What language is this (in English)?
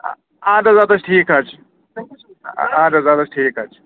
Kashmiri